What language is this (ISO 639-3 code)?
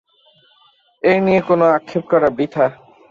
ben